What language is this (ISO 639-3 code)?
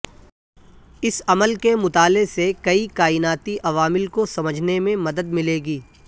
urd